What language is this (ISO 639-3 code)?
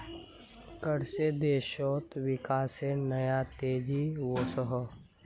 mag